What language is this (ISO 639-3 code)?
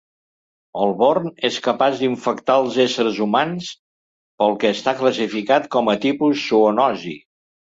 cat